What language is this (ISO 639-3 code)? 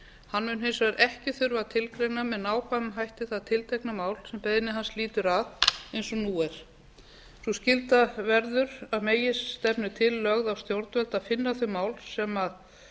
isl